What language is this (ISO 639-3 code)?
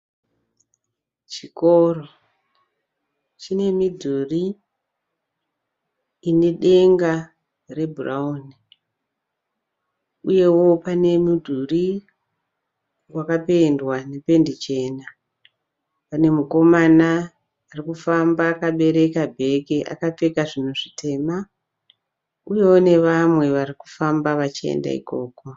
sna